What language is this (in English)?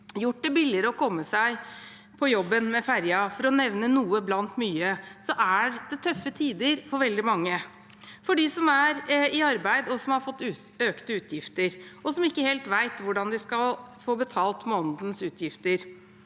Norwegian